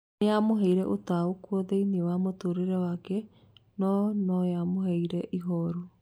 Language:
Kikuyu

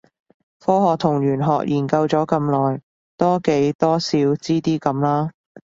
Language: Cantonese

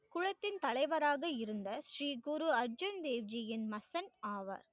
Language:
Tamil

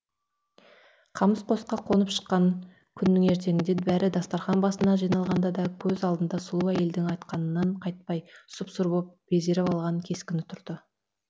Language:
Kazakh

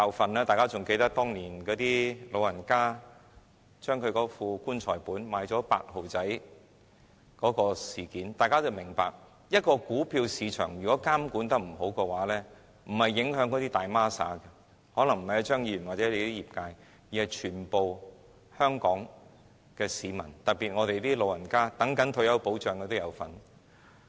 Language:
Cantonese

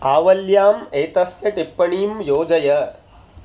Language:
Sanskrit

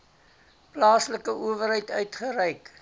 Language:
Afrikaans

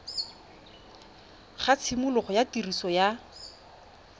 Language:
Tswana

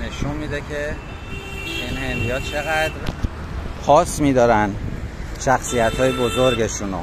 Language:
Persian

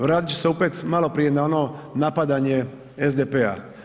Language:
Croatian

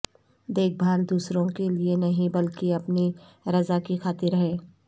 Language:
Urdu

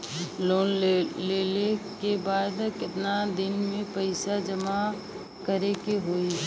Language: Bhojpuri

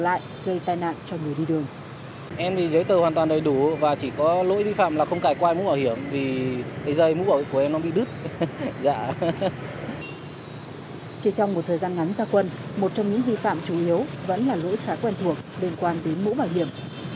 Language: Vietnamese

